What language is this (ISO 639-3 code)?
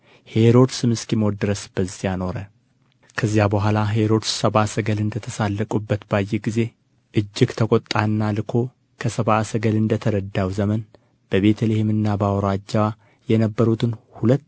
amh